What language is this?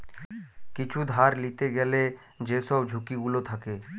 Bangla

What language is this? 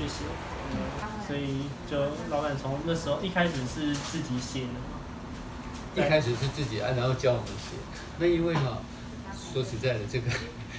Chinese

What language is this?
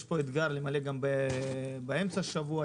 Hebrew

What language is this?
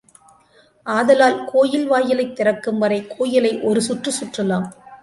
Tamil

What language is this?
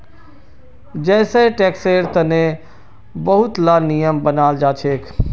Magahi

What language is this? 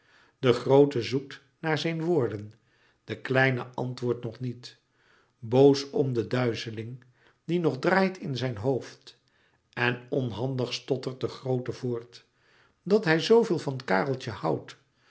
Dutch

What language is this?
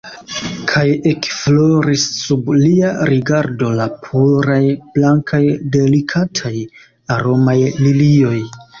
Esperanto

